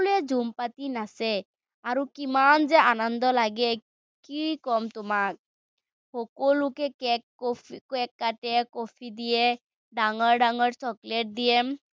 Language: Assamese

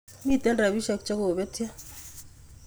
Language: Kalenjin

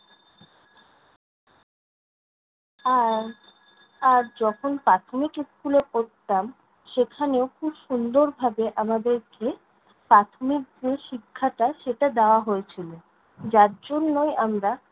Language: Bangla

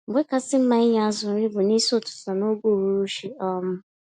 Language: Igbo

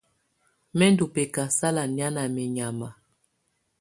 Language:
Tunen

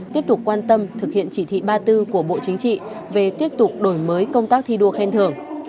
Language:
Vietnamese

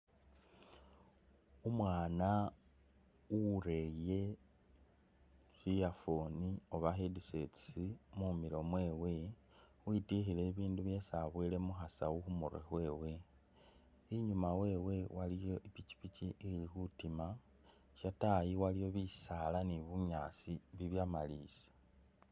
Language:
Masaaba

